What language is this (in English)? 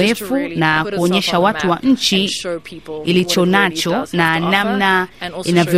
Swahili